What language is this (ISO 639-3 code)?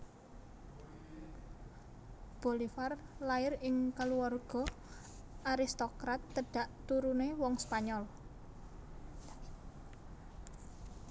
jav